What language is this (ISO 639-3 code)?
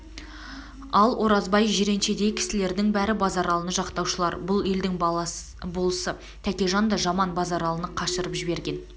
kaz